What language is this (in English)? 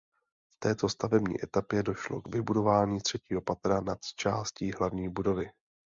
Czech